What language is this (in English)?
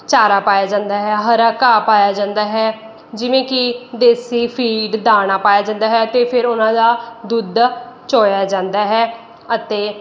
Punjabi